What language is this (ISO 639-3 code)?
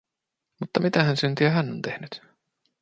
fin